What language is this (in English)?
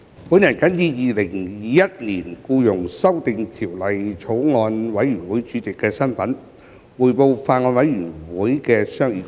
Cantonese